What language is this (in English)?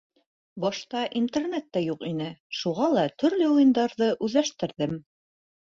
Bashkir